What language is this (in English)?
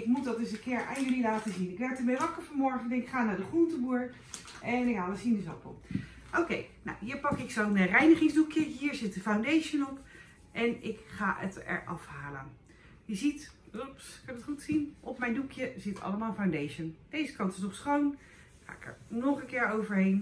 Dutch